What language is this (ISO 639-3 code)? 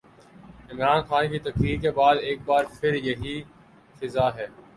urd